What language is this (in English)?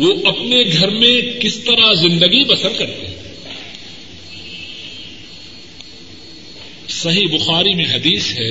Urdu